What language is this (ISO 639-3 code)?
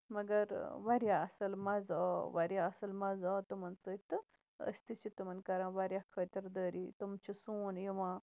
kas